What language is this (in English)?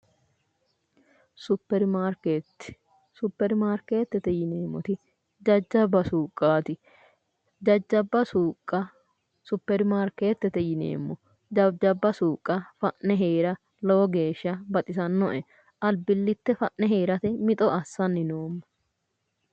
Sidamo